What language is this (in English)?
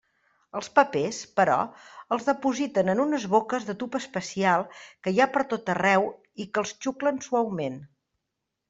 Catalan